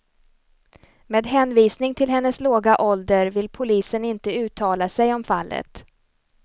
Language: Swedish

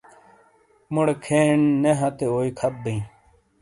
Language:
Shina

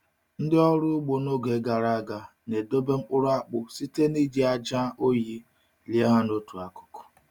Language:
Igbo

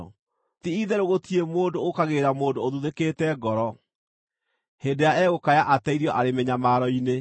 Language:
Kikuyu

